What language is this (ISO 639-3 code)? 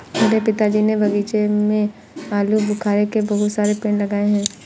hin